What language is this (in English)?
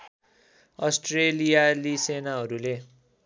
Nepali